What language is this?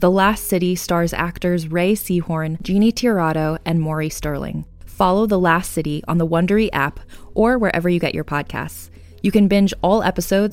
English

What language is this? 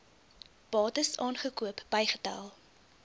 Afrikaans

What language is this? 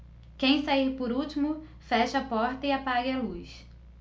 Portuguese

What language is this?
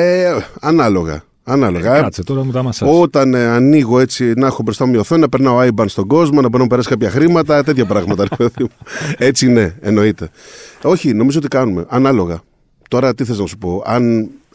Greek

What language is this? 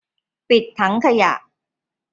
Thai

